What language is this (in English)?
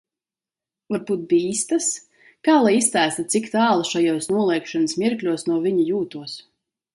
Latvian